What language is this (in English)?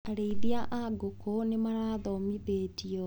Kikuyu